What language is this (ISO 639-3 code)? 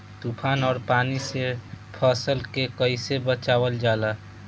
bho